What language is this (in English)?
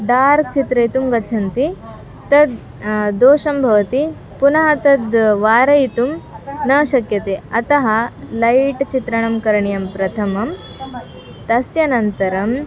Sanskrit